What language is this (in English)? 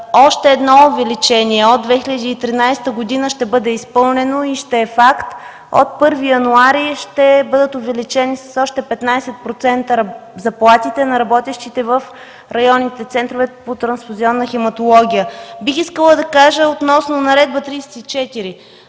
Bulgarian